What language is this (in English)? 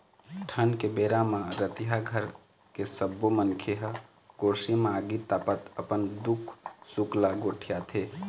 Chhattisgarhi